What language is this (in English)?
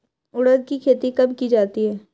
Hindi